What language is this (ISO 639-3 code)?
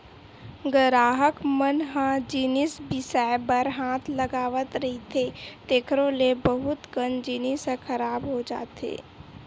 hne